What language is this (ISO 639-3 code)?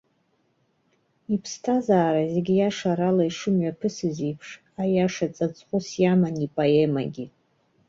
abk